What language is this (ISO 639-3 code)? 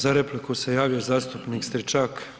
hrv